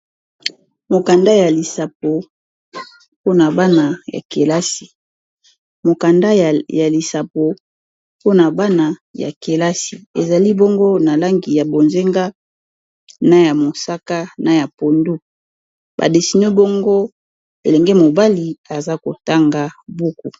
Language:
Lingala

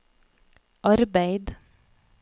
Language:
Norwegian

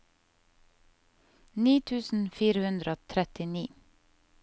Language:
Norwegian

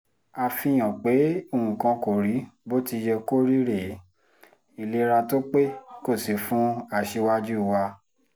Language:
Yoruba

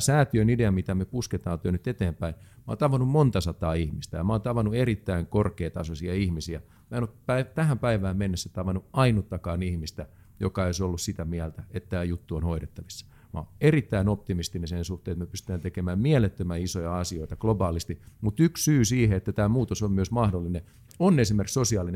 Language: Finnish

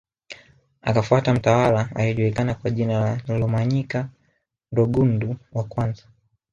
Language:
Swahili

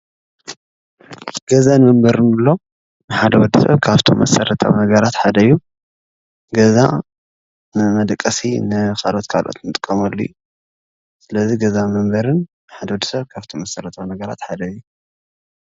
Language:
Tigrinya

